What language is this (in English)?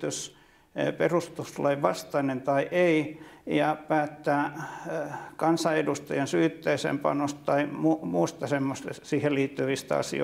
Finnish